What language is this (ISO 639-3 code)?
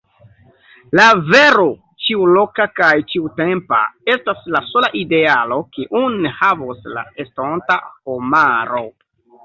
epo